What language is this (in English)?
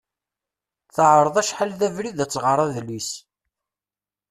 Kabyle